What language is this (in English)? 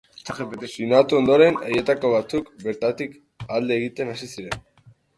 Basque